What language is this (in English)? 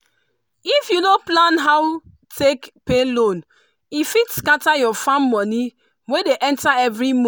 Nigerian Pidgin